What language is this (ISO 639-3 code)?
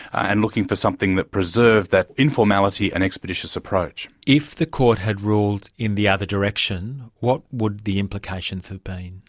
eng